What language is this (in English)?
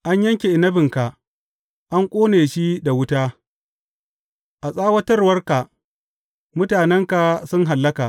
Hausa